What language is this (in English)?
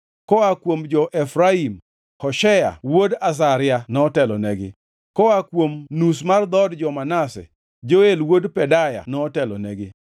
Luo (Kenya and Tanzania)